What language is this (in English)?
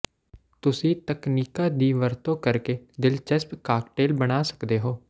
Punjabi